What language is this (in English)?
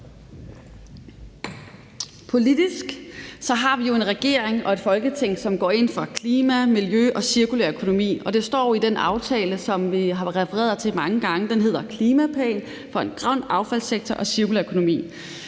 Danish